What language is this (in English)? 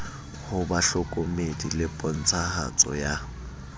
Southern Sotho